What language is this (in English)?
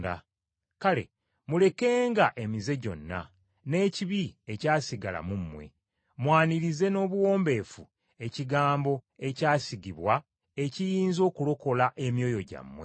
Ganda